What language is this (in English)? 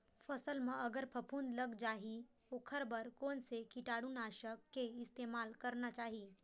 Chhattisgarhi